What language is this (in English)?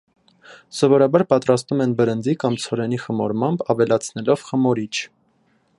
Armenian